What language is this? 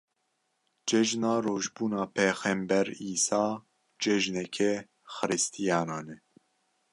Kurdish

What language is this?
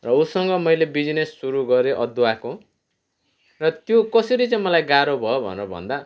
Nepali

